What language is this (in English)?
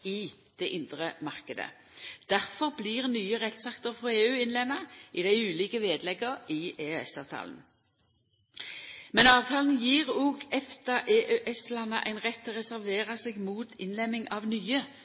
Norwegian Nynorsk